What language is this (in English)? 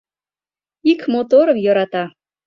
Mari